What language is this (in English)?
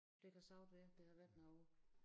Danish